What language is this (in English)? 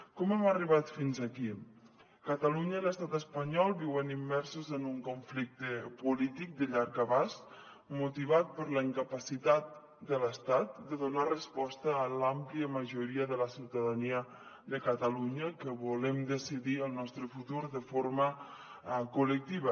Catalan